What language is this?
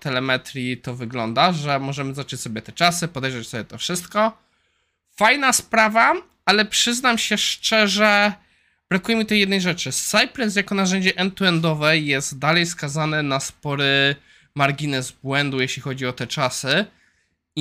Polish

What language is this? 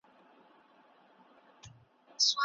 Pashto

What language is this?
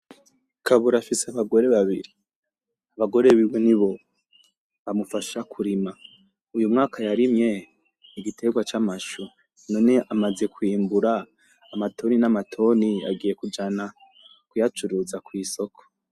Rundi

